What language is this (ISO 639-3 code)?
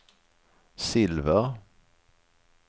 swe